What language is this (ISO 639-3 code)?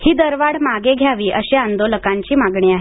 mar